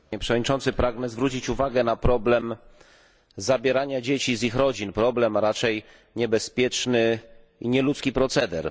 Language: Polish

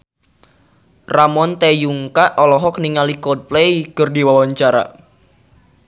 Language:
Sundanese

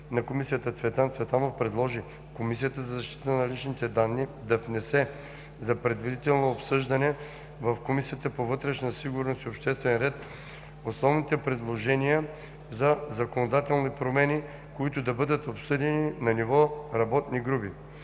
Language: Bulgarian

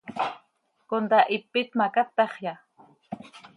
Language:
Seri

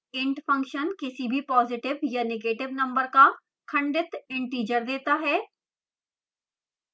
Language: Hindi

